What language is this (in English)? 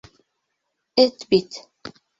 Bashkir